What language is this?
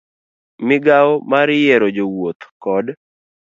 Luo (Kenya and Tanzania)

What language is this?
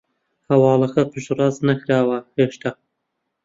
Central Kurdish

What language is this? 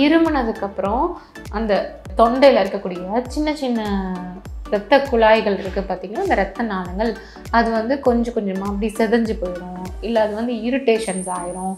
Tamil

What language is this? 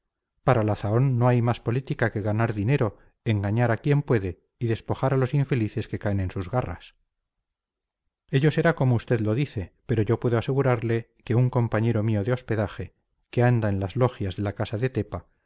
Spanish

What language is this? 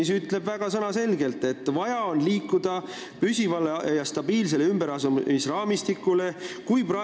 Estonian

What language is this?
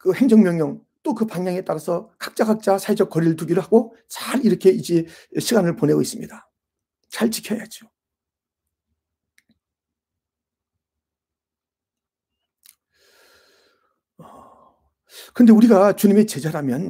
Korean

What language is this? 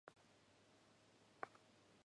Japanese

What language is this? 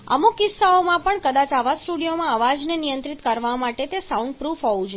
Gujarati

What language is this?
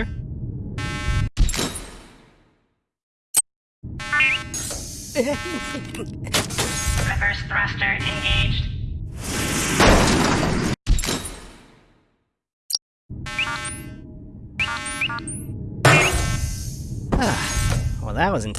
English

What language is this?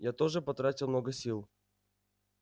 Russian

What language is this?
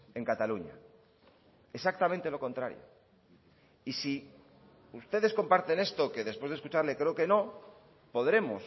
Spanish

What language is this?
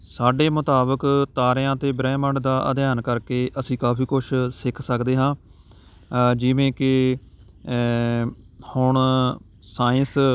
Punjabi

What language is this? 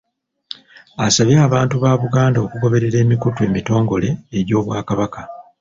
Ganda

